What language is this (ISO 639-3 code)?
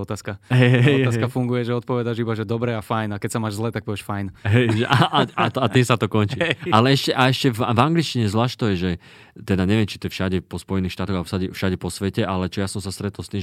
slk